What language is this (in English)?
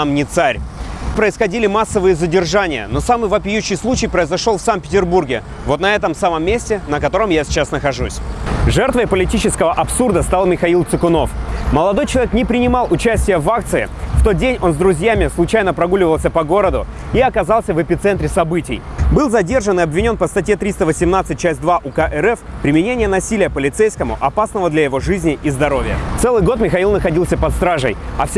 Russian